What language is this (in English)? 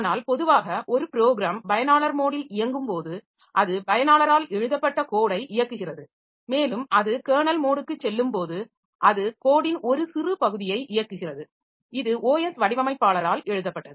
Tamil